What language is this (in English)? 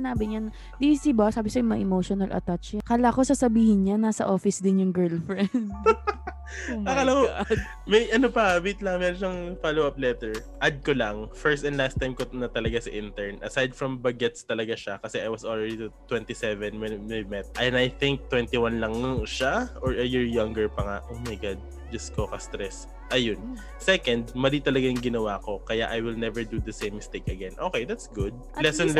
Filipino